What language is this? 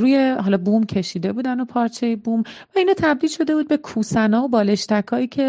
Persian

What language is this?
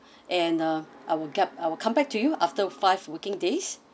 English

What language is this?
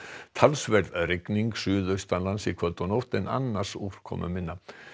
Icelandic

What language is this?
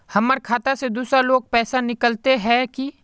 Magahi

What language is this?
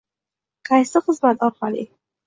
Uzbek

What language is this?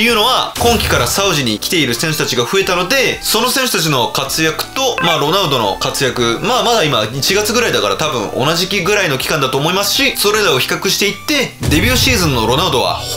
Japanese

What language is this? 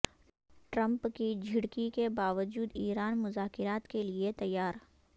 Urdu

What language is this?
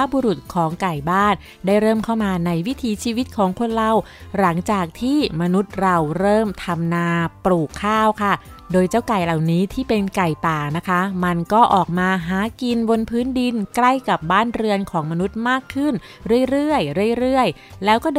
Thai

